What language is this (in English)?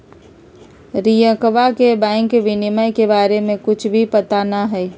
Magahi